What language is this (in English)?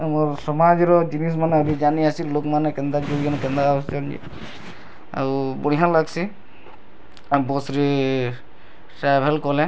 Odia